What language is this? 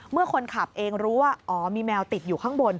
Thai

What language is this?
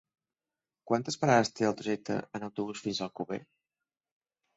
Catalan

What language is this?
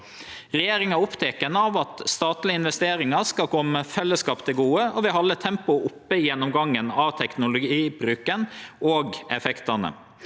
Norwegian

